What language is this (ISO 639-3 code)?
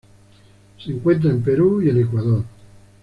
spa